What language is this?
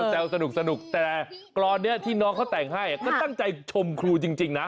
Thai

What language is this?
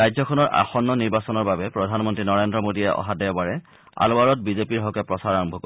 Assamese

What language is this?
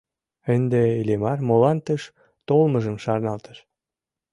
Mari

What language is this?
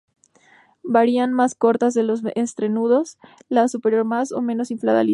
Spanish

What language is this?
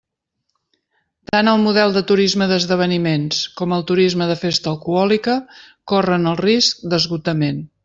Catalan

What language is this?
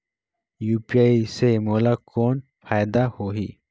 Chhattisgarhi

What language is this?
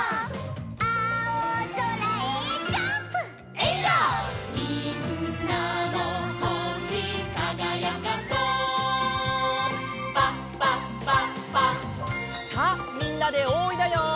Japanese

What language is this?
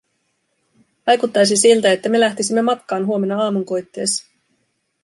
Finnish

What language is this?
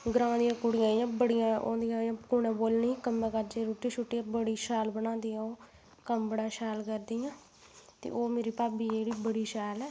Dogri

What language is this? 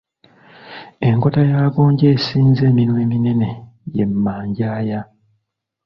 Ganda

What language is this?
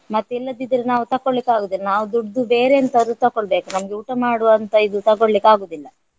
Kannada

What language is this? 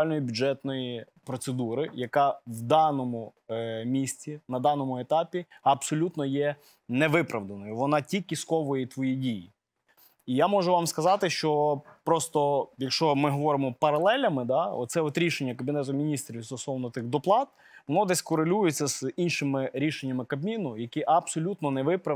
Ukrainian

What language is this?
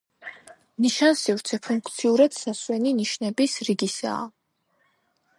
Georgian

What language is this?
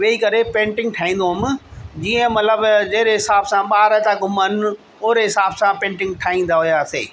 Sindhi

